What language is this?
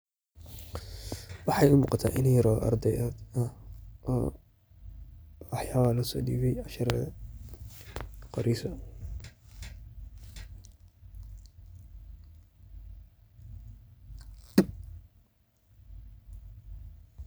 Somali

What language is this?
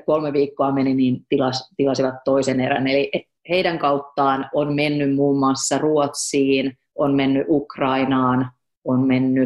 Finnish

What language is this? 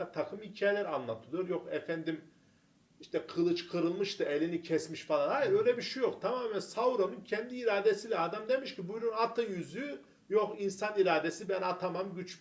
Turkish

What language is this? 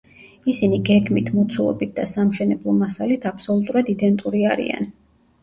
Georgian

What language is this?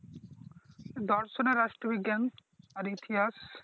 Bangla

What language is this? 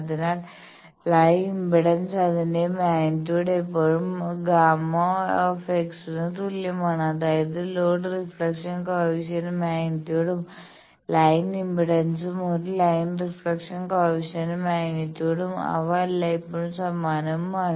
Malayalam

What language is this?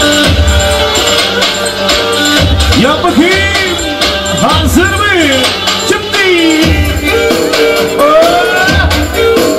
Turkish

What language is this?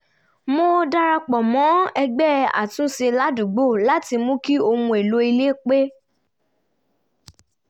Yoruba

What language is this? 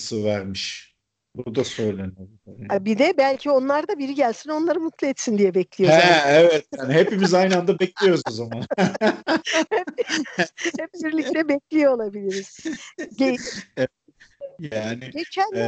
Turkish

